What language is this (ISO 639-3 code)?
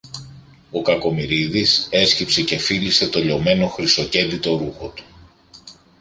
ell